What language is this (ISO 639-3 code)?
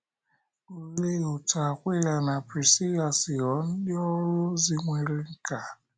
ibo